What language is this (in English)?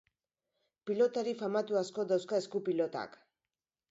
Basque